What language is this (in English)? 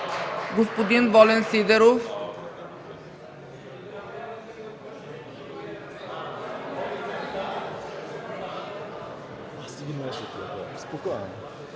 Bulgarian